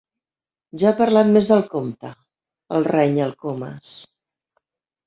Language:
Catalan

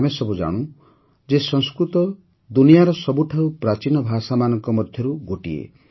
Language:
Odia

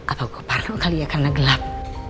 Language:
Indonesian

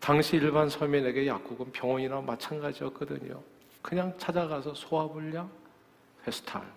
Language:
Korean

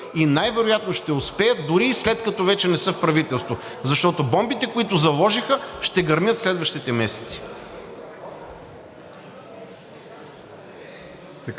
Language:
Bulgarian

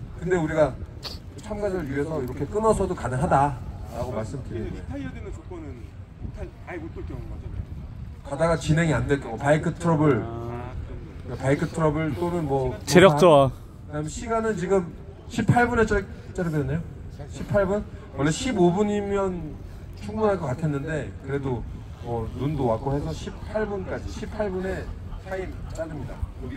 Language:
Korean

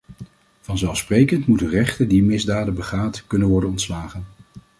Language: Dutch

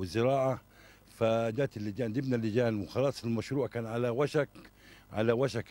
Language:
Arabic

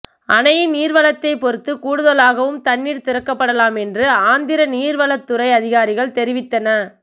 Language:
Tamil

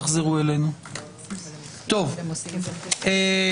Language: Hebrew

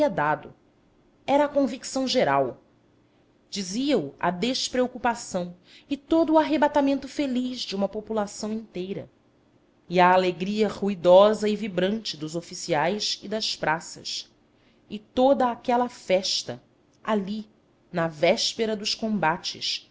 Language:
Portuguese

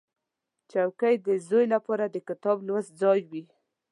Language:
Pashto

